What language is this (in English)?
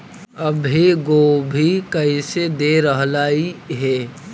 Magahi